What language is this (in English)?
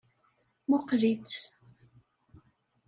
Kabyle